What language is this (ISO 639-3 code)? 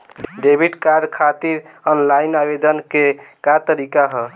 bho